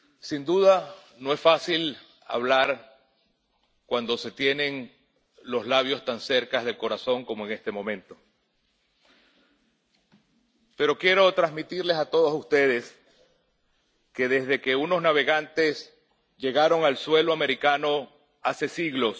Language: Spanish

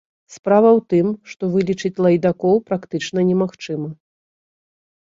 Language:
Belarusian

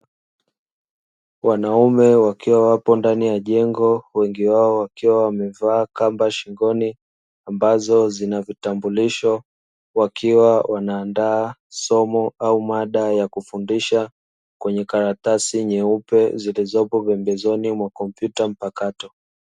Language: Swahili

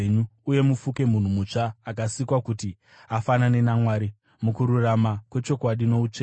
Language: Shona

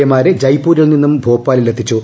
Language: Malayalam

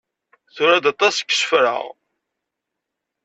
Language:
Kabyle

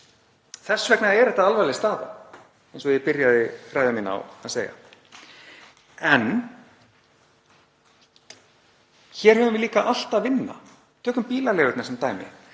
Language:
Icelandic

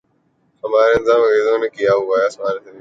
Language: Urdu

